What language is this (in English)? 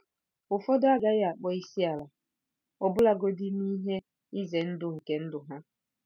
Igbo